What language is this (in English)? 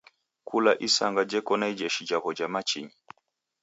Taita